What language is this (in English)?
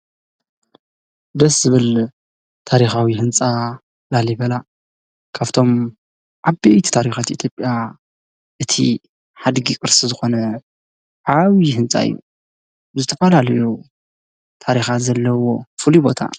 Tigrinya